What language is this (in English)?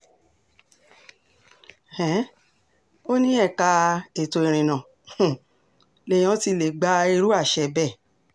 Yoruba